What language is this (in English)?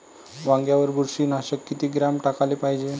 Marathi